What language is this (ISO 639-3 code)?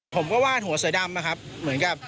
tha